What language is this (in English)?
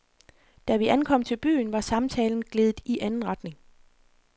Danish